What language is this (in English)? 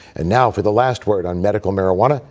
English